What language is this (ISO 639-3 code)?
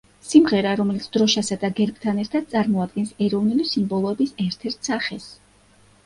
kat